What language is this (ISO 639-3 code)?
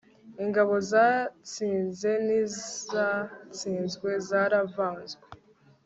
kin